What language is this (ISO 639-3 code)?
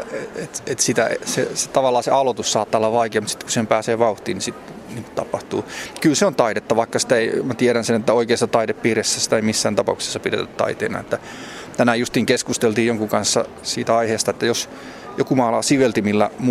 fin